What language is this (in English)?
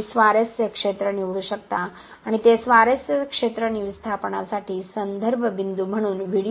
Marathi